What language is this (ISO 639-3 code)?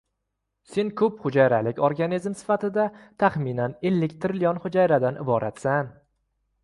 uzb